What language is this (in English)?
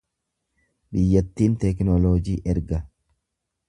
Oromo